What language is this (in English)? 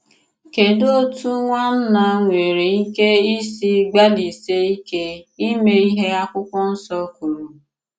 Igbo